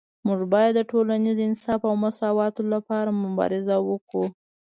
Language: Pashto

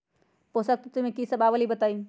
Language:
Magahi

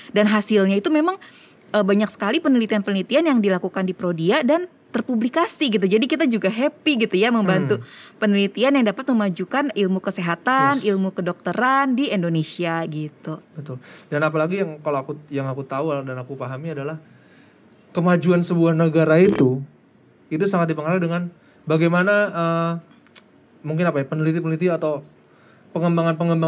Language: Indonesian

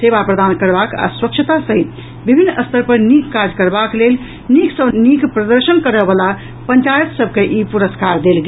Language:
Maithili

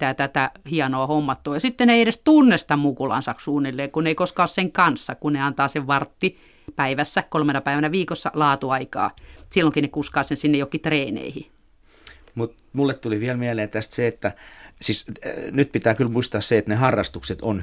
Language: Finnish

